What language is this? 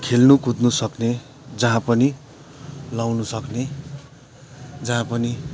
Nepali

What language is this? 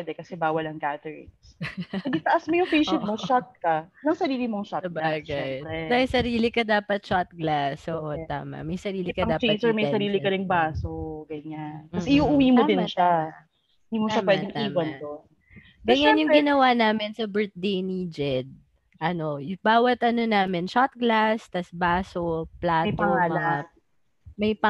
Filipino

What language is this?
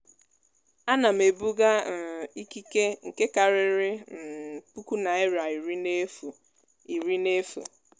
Igbo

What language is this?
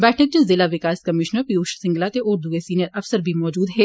Dogri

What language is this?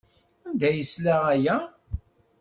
Kabyle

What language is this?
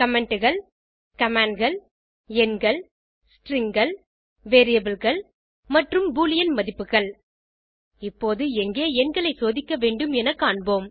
Tamil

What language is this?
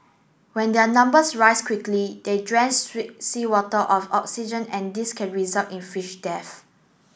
English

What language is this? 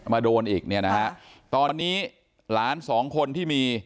Thai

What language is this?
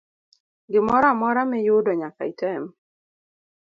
Luo (Kenya and Tanzania)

